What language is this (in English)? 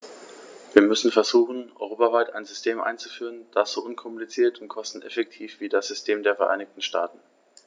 German